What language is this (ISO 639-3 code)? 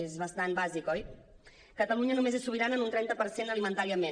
cat